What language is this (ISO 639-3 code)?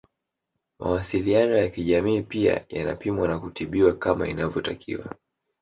swa